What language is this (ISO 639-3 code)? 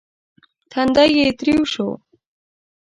pus